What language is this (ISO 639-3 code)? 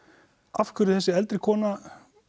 isl